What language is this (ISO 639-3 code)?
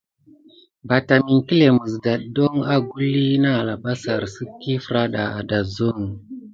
gid